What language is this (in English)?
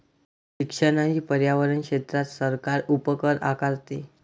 Marathi